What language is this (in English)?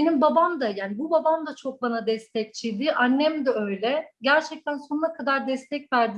Turkish